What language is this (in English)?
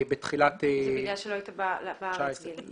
Hebrew